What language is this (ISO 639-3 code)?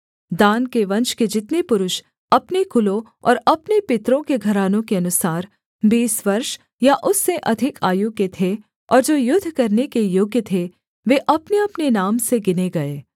hin